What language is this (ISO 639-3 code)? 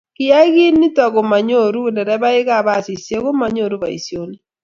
kln